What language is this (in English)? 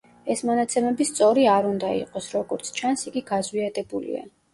Georgian